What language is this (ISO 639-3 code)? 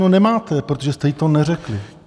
ces